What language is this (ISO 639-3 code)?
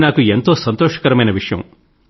tel